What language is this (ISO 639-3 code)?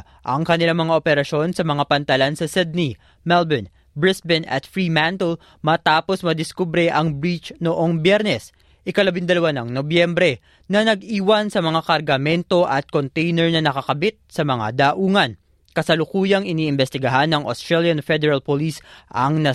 fil